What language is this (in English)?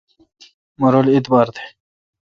Kalkoti